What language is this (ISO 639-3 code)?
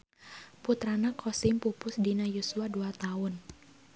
sun